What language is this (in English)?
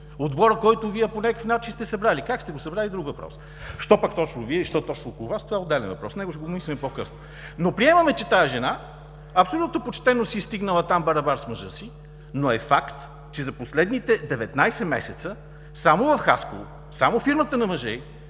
Bulgarian